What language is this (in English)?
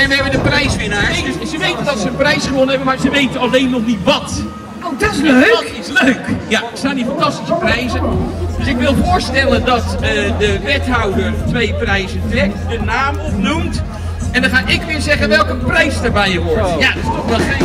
Dutch